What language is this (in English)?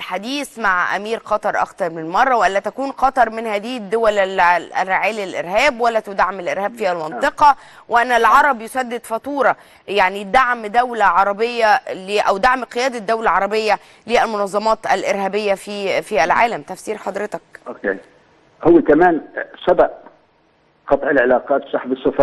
Arabic